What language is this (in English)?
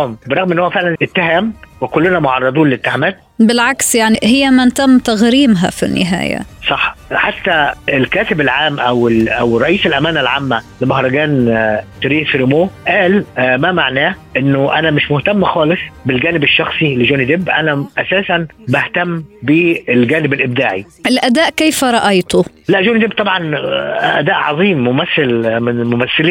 Arabic